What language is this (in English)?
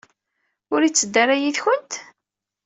Kabyle